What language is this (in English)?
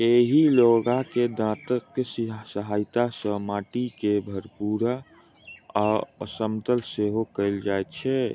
Maithili